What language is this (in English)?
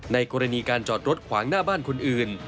Thai